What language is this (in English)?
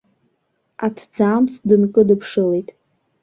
Abkhazian